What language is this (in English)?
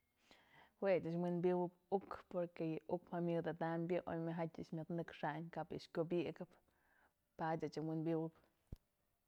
Mazatlán Mixe